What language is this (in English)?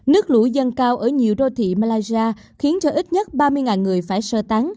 Vietnamese